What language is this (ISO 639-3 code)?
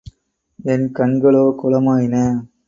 tam